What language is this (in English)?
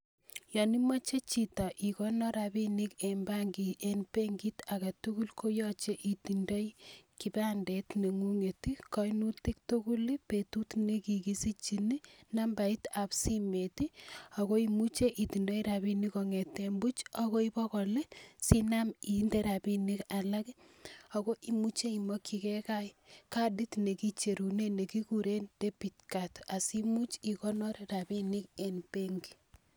Kalenjin